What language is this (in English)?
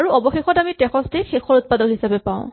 Assamese